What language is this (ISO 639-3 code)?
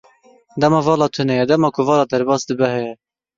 kur